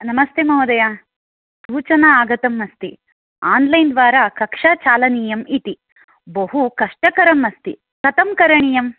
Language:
Sanskrit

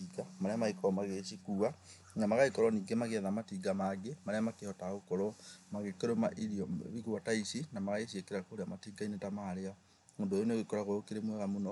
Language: Kikuyu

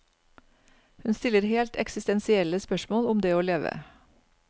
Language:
Norwegian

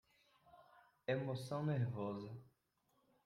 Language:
Portuguese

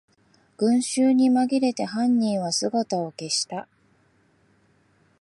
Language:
Japanese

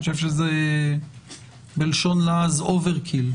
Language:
Hebrew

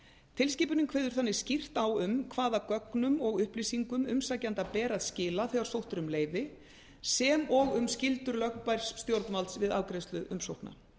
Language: Icelandic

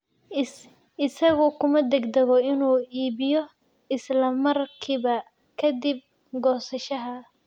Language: Somali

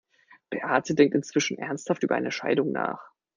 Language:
German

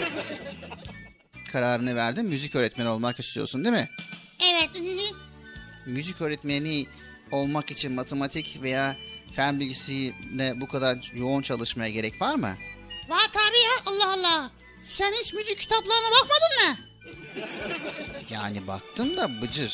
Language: Turkish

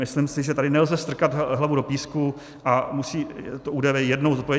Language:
Czech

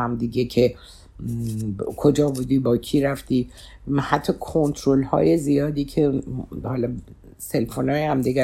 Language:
Persian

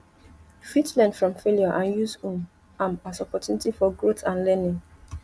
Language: Nigerian Pidgin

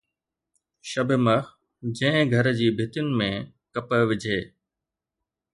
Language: Sindhi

